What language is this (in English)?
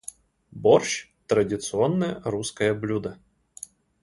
Russian